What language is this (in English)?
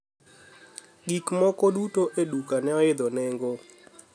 Luo (Kenya and Tanzania)